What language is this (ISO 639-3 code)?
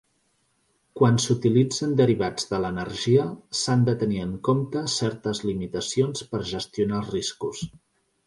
cat